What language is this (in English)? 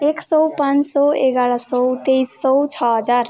Nepali